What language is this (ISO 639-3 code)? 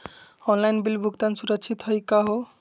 mag